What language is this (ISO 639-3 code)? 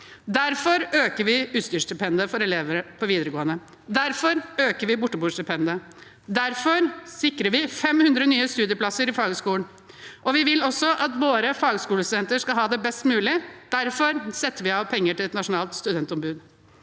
nor